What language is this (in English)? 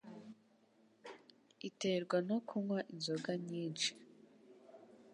Kinyarwanda